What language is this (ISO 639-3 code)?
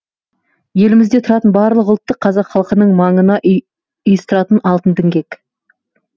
kaz